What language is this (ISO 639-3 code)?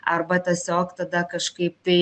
lit